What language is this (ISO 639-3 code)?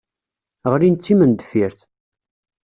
kab